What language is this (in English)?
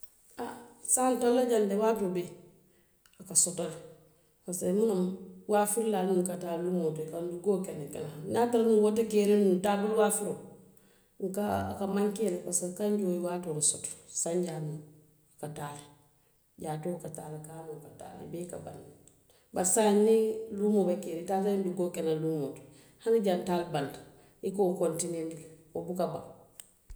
Western Maninkakan